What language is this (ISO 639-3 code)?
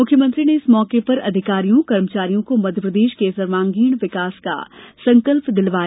hin